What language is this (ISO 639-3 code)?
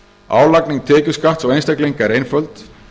isl